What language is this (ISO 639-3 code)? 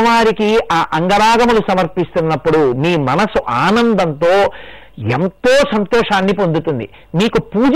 tel